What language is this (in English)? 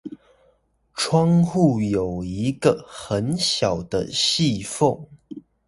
Chinese